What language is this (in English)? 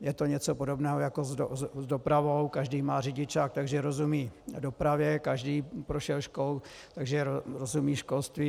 Czech